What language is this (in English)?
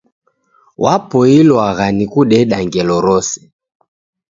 Taita